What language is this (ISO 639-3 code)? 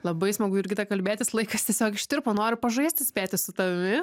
lit